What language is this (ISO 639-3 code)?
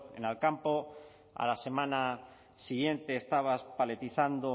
spa